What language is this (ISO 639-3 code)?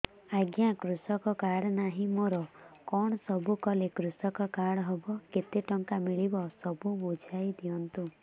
ori